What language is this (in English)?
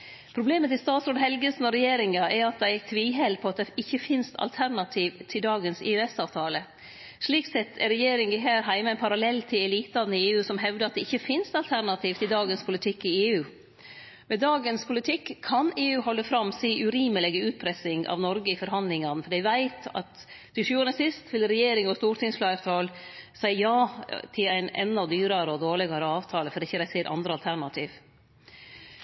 Norwegian Nynorsk